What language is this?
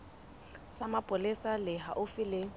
Southern Sotho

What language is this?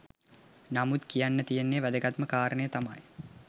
Sinhala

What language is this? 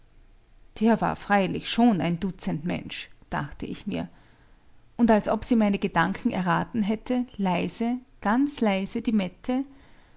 German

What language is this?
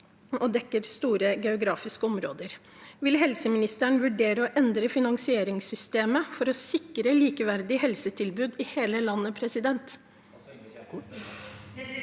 Norwegian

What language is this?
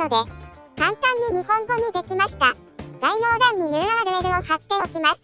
Japanese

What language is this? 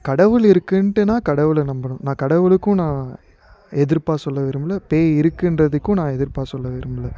Tamil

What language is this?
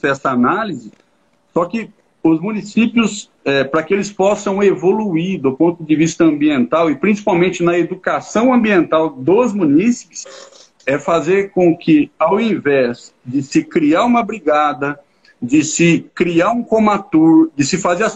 Portuguese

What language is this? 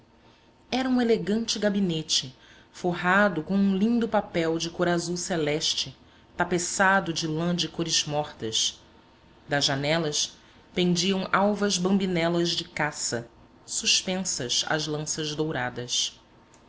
Portuguese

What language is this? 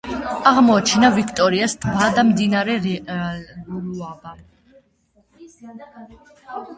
Georgian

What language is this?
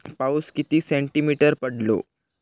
Marathi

